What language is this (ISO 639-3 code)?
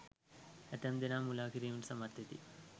sin